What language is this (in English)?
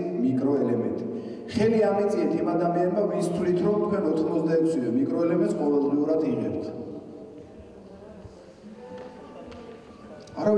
Romanian